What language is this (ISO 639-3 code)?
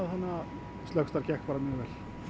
isl